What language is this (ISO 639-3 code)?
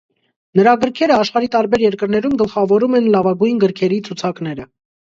hye